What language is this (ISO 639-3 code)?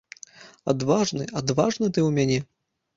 bel